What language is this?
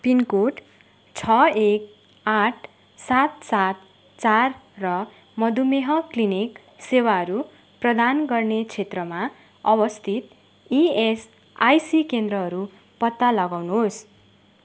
Nepali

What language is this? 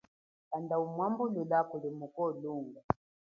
Chokwe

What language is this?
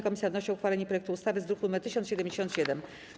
Polish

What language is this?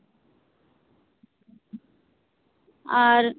Santali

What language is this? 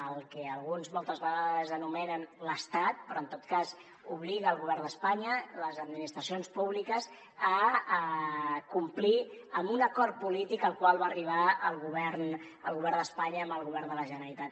Catalan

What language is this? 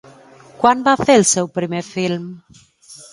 Catalan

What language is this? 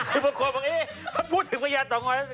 Thai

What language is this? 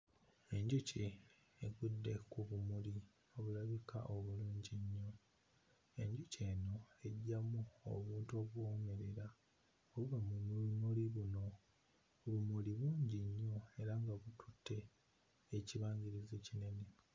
Ganda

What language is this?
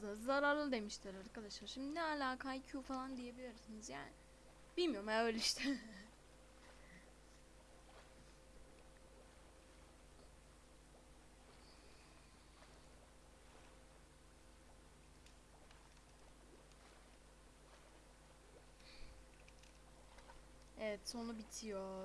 Turkish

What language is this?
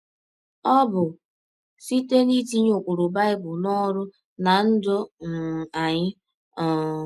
Igbo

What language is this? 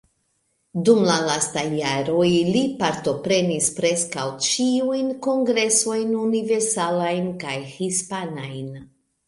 Esperanto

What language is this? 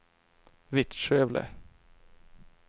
Swedish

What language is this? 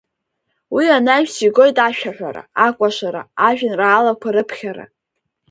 Abkhazian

